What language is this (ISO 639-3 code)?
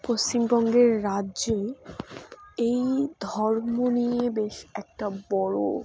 ben